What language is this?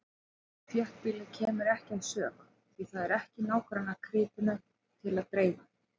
Icelandic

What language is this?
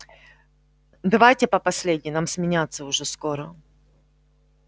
Russian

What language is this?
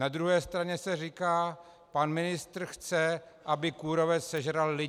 Czech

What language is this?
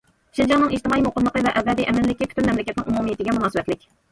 Uyghur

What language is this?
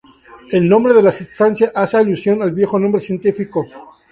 Spanish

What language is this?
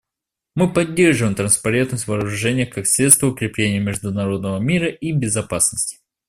Russian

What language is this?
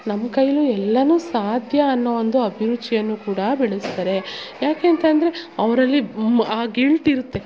Kannada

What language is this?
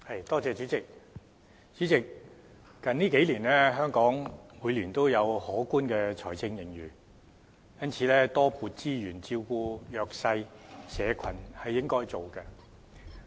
Cantonese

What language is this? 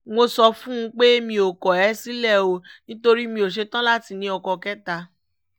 Yoruba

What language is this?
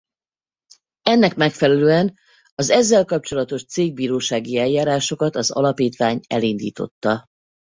Hungarian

